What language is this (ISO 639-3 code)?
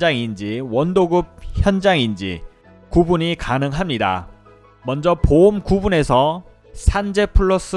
kor